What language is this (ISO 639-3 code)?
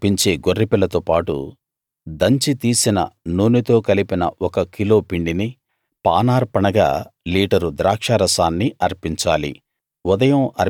tel